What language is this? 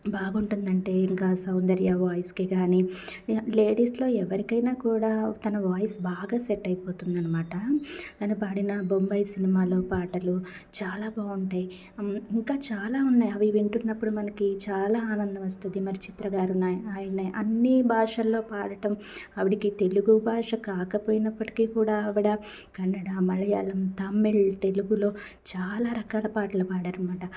Telugu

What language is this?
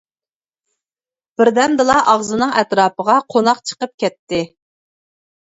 Uyghur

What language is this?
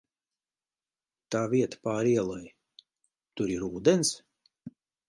Latvian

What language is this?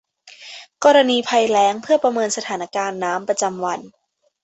Thai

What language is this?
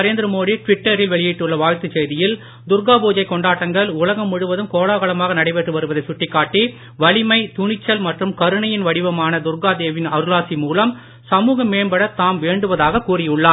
Tamil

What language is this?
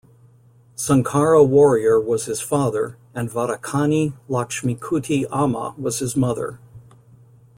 English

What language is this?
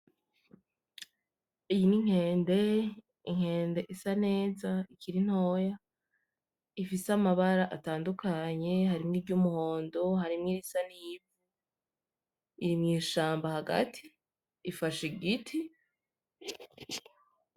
Rundi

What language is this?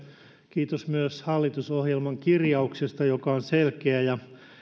Finnish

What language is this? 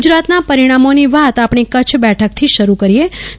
Gujarati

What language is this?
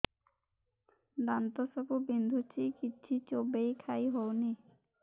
Odia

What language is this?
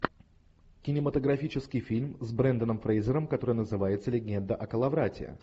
Russian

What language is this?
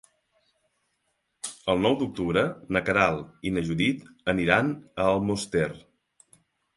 Catalan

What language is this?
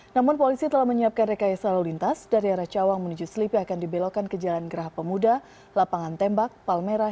Indonesian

